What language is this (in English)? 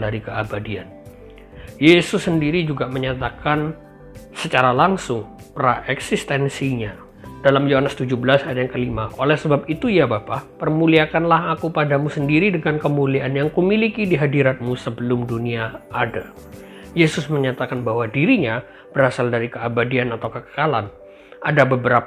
Indonesian